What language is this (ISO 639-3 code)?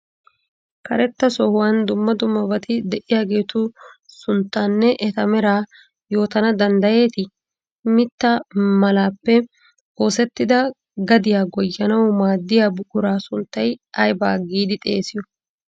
wal